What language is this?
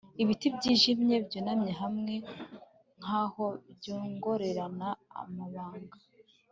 Kinyarwanda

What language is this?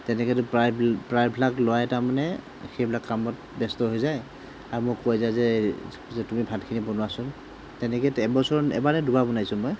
Assamese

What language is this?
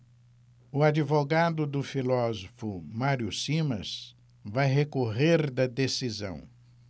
Portuguese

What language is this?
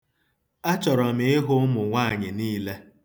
Igbo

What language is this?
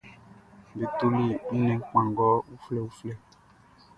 Baoulé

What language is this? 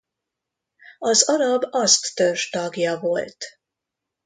Hungarian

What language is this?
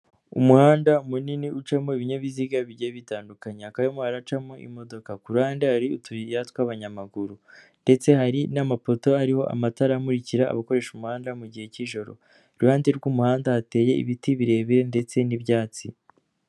Kinyarwanda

